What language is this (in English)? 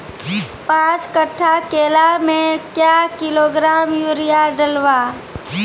Maithili